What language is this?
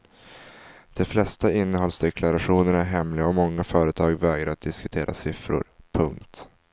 Swedish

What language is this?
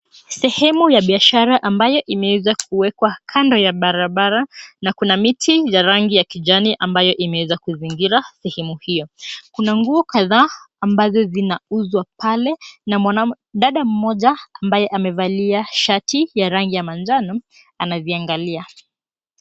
Swahili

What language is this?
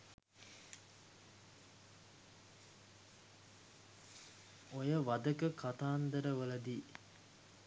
Sinhala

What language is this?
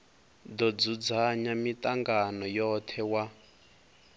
Venda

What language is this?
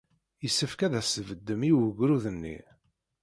Kabyle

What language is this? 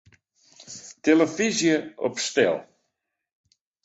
Western Frisian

